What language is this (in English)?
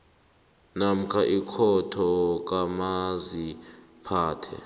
South Ndebele